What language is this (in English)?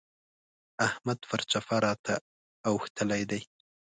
Pashto